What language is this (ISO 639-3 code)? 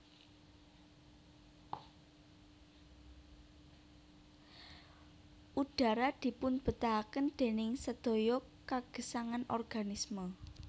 jav